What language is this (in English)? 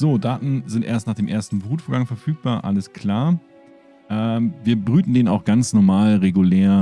German